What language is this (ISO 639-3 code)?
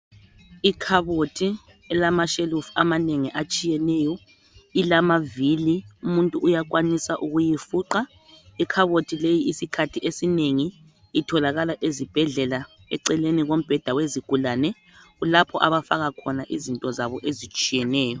nde